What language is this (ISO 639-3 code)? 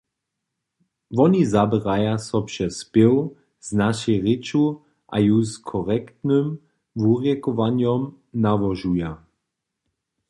hsb